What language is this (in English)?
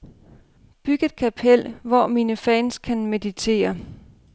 Danish